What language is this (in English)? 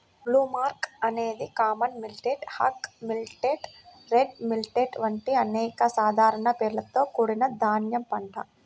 Telugu